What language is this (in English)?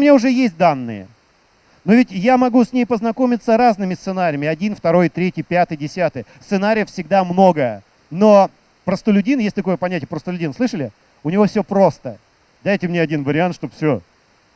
Russian